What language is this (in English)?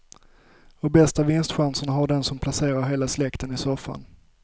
Swedish